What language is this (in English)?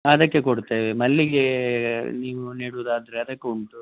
Kannada